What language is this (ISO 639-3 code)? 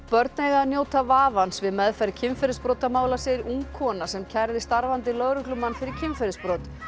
isl